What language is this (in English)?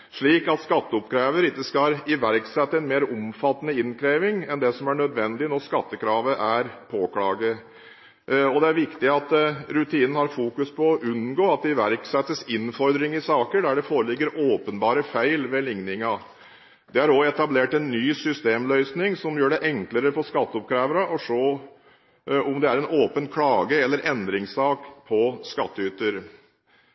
Norwegian Bokmål